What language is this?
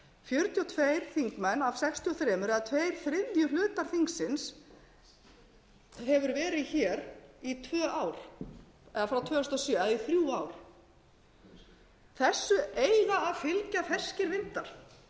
Icelandic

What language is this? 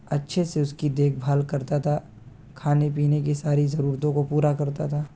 Urdu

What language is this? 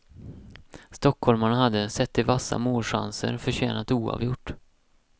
Swedish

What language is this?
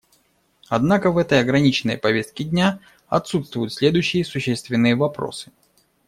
Russian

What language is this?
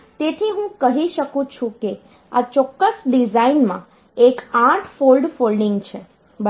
Gujarati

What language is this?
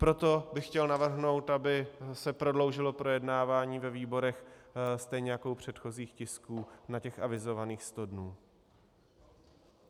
Czech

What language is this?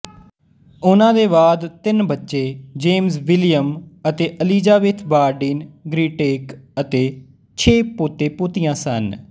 Punjabi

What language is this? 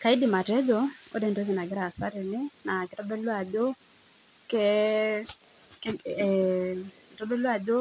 Masai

